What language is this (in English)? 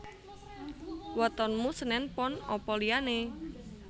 Javanese